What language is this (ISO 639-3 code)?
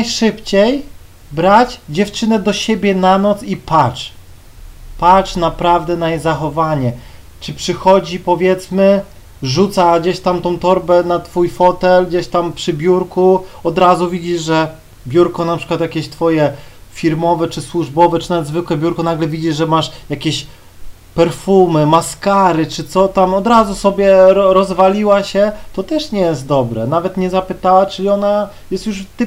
pol